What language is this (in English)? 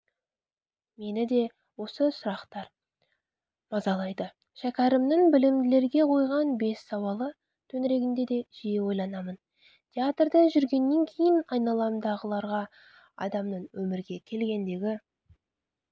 Kazakh